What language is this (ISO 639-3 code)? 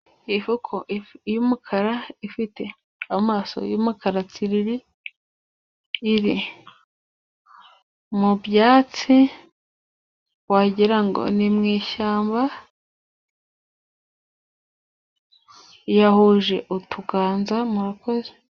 kin